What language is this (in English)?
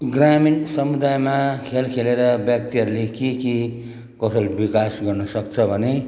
Nepali